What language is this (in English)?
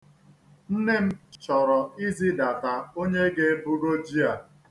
Igbo